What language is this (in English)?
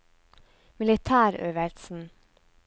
Norwegian